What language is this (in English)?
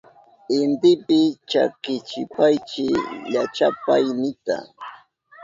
Southern Pastaza Quechua